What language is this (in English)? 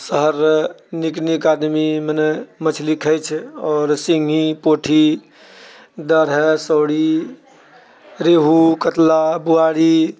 Maithili